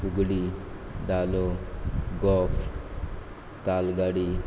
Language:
Konkani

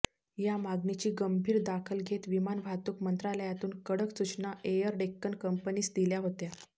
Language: Marathi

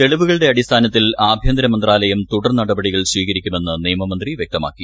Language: Malayalam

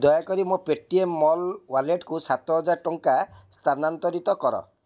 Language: Odia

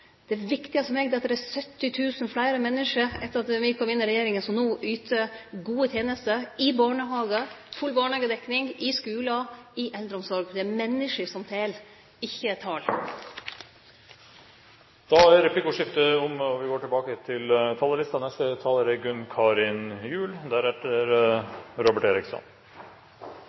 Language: Norwegian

